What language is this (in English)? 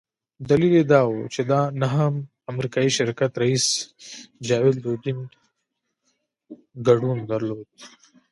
Pashto